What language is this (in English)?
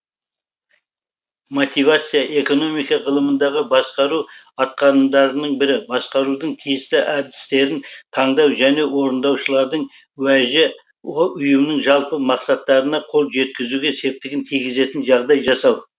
Kazakh